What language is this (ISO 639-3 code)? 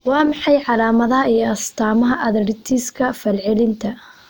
som